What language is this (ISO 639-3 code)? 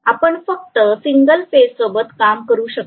mar